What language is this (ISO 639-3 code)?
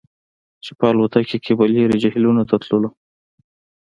pus